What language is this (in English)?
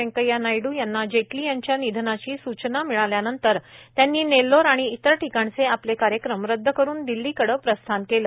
Marathi